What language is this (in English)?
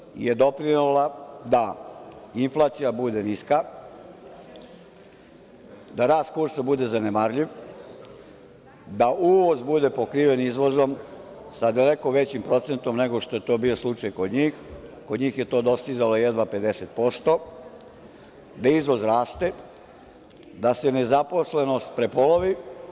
Serbian